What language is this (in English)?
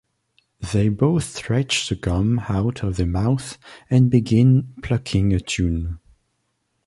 English